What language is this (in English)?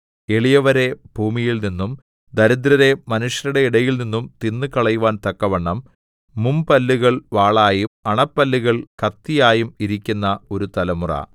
Malayalam